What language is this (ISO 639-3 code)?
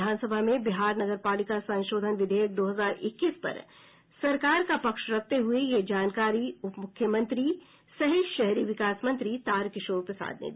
hin